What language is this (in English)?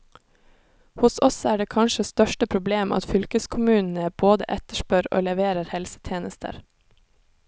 Norwegian